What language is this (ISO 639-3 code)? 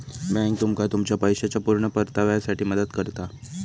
mar